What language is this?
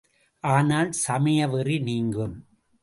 Tamil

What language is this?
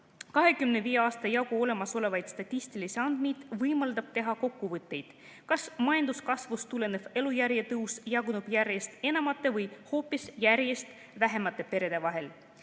Estonian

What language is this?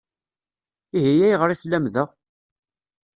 Kabyle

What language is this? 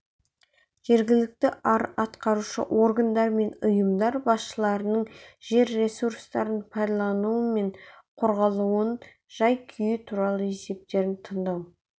Kazakh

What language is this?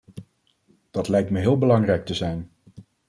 Dutch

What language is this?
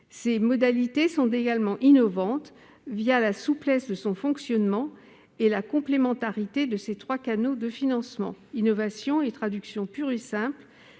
French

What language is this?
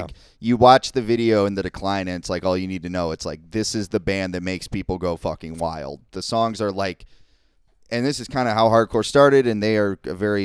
English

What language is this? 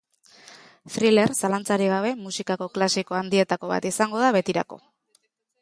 Basque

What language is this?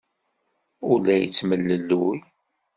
Kabyle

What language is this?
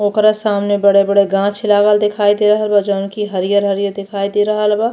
Bhojpuri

